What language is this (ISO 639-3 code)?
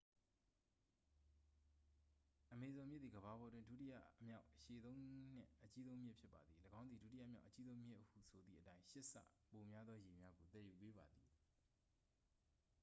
mya